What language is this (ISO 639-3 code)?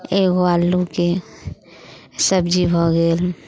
mai